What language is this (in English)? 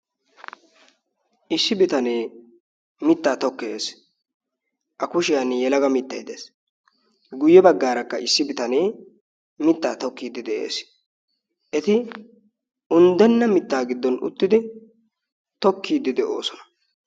Wolaytta